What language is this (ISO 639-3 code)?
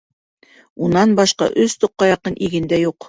bak